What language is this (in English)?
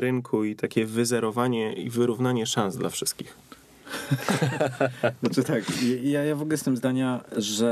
Polish